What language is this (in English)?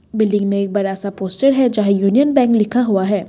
Hindi